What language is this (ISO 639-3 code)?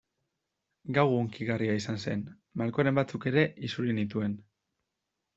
eus